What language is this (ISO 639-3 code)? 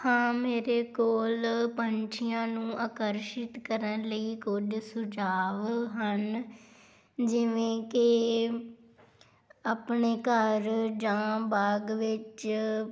pan